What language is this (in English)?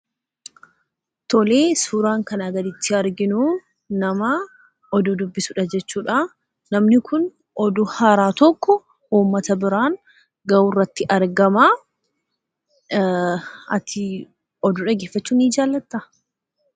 Oromo